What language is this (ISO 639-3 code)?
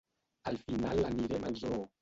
cat